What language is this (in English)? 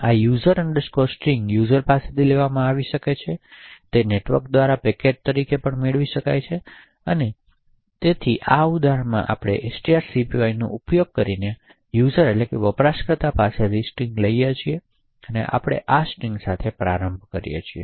Gujarati